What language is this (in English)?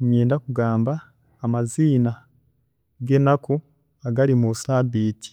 Chiga